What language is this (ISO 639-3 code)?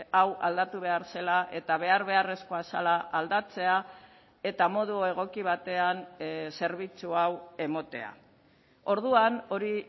eus